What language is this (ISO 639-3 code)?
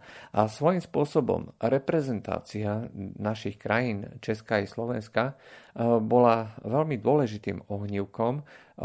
slk